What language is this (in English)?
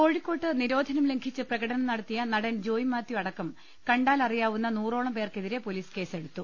Malayalam